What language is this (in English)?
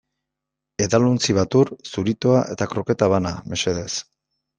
Basque